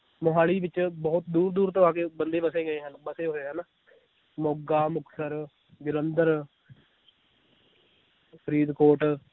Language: Punjabi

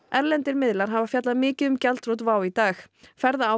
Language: Icelandic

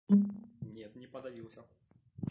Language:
Russian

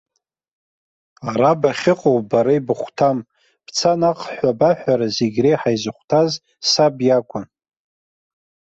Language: Abkhazian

